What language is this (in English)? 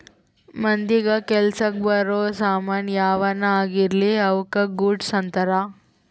Kannada